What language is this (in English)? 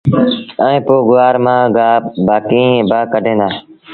Sindhi Bhil